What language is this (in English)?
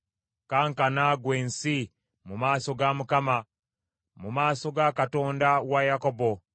Ganda